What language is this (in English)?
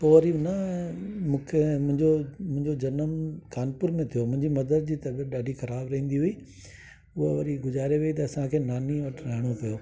Sindhi